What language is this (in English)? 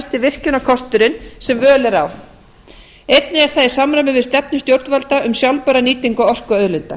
Icelandic